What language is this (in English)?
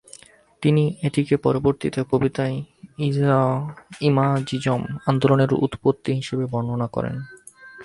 Bangla